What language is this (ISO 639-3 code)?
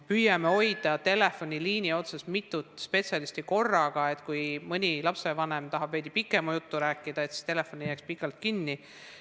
est